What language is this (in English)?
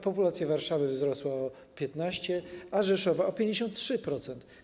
Polish